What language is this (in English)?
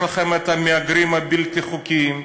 Hebrew